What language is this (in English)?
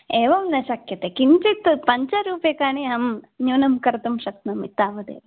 Sanskrit